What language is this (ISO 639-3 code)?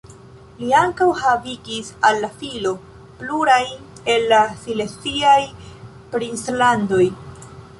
epo